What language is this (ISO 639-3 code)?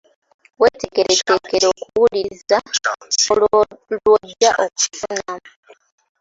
lug